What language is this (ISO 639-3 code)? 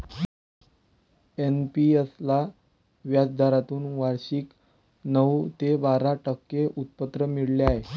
mar